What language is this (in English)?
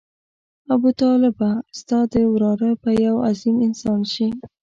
Pashto